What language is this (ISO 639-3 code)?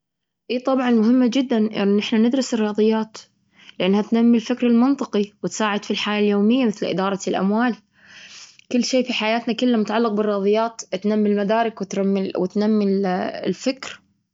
afb